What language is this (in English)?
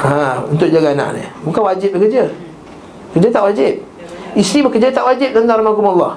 Malay